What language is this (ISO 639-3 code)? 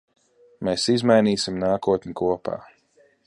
lav